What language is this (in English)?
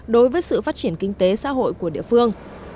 Vietnamese